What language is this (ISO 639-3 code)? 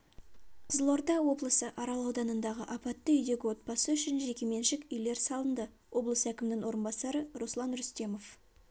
kaz